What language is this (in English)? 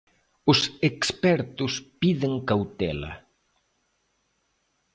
Galician